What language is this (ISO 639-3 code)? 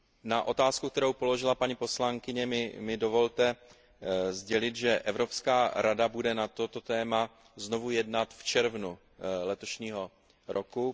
ces